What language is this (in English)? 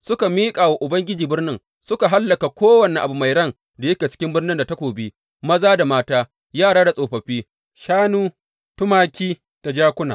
Hausa